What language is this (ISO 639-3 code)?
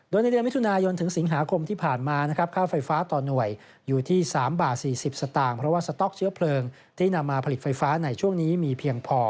tha